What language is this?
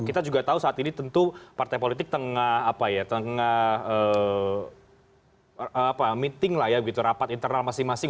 Indonesian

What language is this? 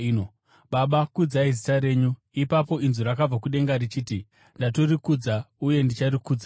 Shona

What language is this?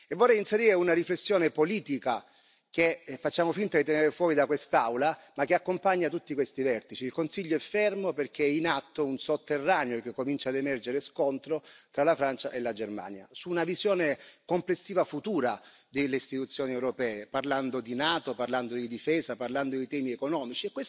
Italian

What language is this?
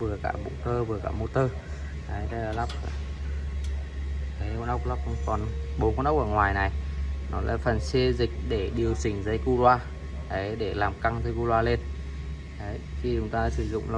Vietnamese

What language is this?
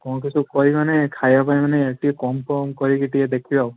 Odia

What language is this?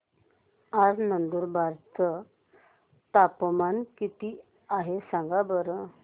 Marathi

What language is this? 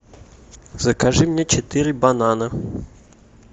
Russian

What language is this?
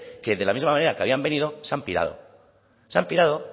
Spanish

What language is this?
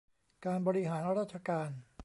Thai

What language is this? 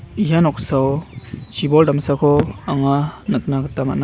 Garo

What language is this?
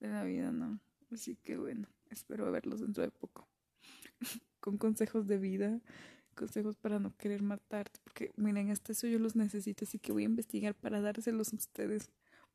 Spanish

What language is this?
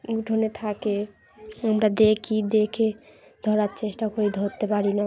Bangla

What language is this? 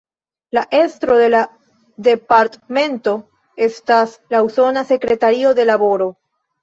Esperanto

